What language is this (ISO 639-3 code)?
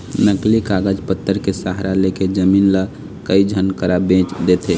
hne